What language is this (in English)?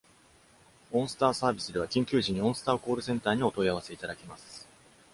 Japanese